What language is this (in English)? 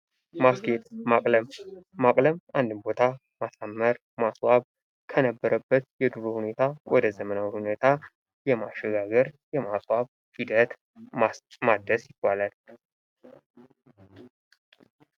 Amharic